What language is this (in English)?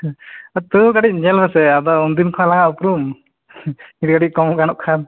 Santali